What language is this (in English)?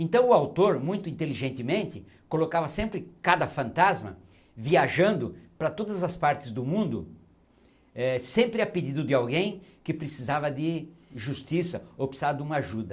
Portuguese